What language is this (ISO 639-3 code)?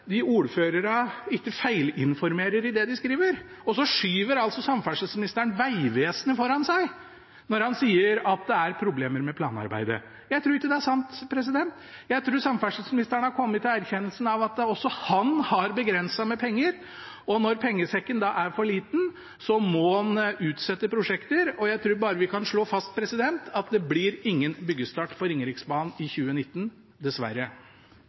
nob